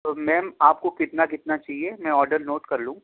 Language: Urdu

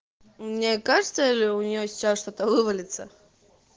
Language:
Russian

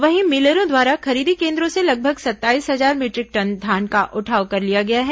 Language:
Hindi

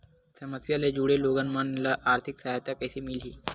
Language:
Chhattisgarhi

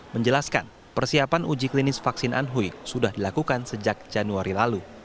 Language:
Indonesian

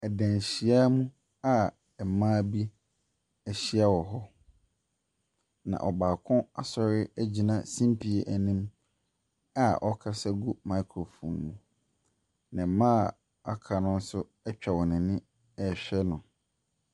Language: Akan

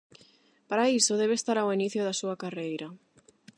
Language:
Galician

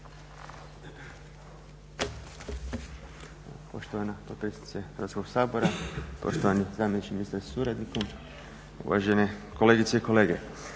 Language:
Croatian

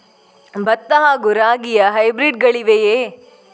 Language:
Kannada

